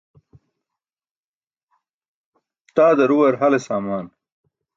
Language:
Burushaski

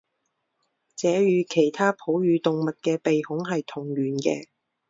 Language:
Chinese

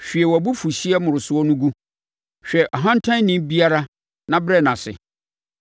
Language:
Akan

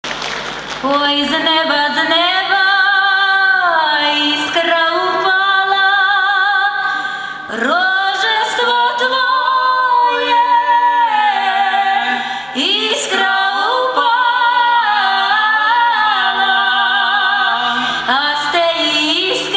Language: Ukrainian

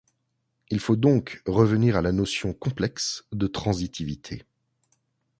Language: French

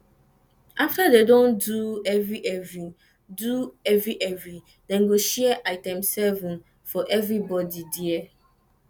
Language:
Nigerian Pidgin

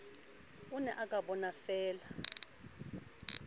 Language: Southern Sotho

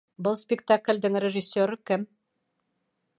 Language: Bashkir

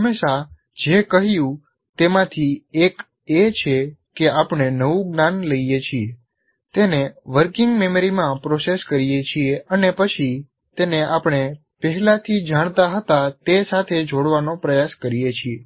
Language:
Gujarati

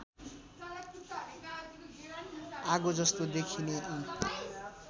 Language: Nepali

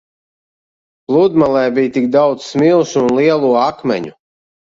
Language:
Latvian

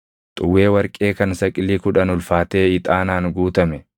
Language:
Oromo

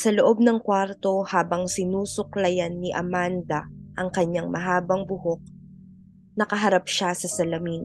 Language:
Filipino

